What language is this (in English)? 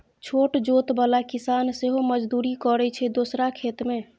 Maithili